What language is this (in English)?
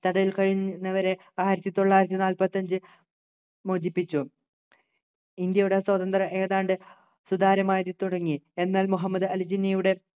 Malayalam